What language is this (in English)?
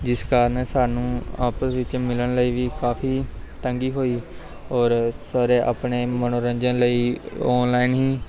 Punjabi